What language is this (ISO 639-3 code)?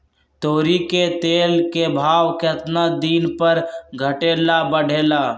mag